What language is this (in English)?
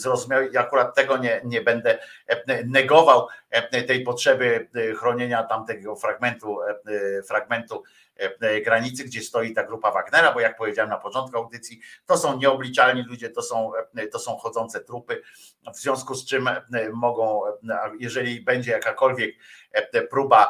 Polish